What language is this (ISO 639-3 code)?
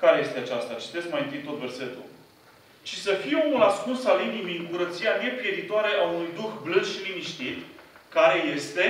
ron